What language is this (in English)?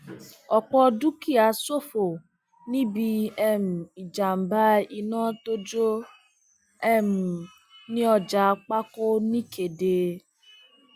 Yoruba